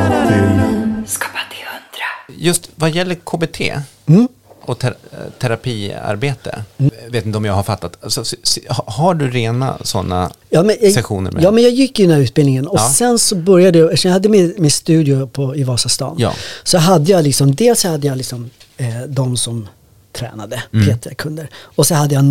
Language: Swedish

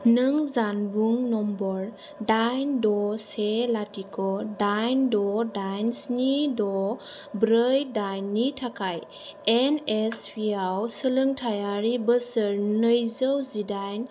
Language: Bodo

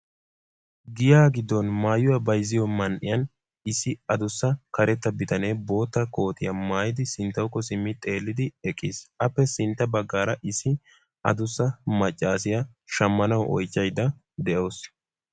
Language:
Wolaytta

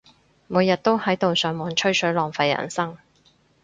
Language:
Cantonese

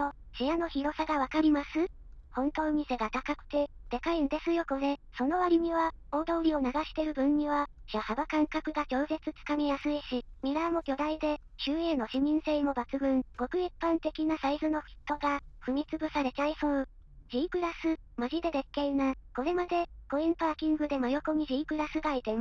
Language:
Japanese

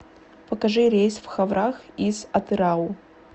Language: Russian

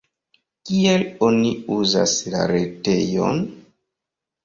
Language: Esperanto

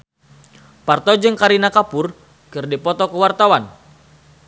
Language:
Sundanese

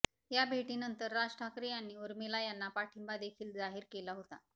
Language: Marathi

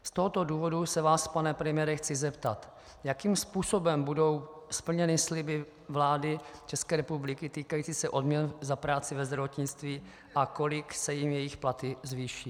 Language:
Czech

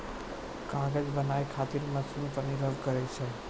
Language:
Maithili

